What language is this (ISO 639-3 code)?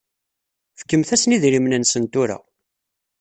kab